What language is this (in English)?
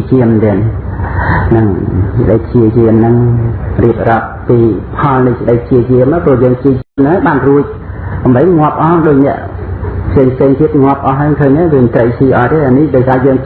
Khmer